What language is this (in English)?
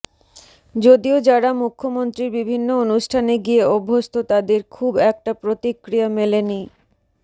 Bangla